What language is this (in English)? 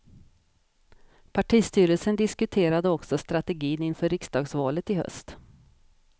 Swedish